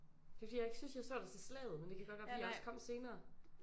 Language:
Danish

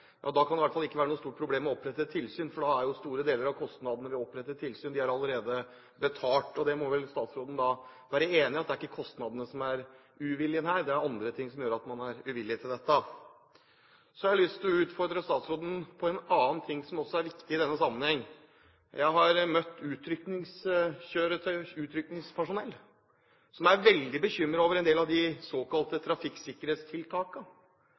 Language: Norwegian Bokmål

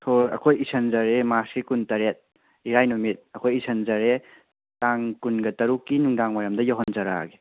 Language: Manipuri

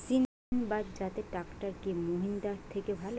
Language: Bangla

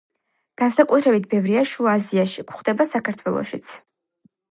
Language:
Georgian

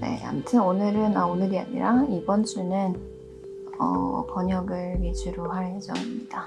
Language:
Korean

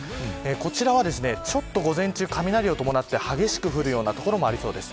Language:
Japanese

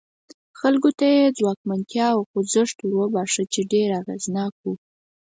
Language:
Pashto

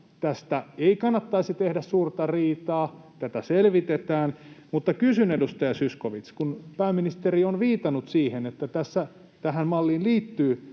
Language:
Finnish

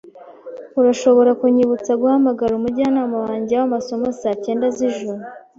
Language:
Kinyarwanda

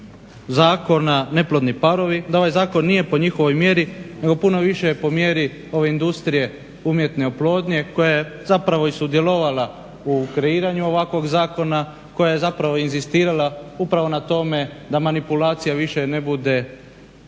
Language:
Croatian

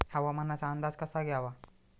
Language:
Marathi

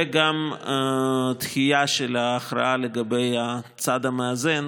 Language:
Hebrew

